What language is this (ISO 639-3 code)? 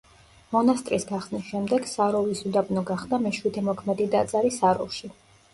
kat